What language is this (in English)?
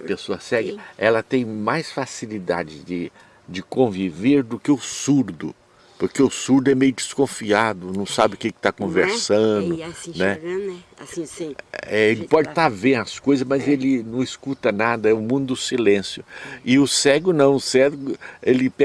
Portuguese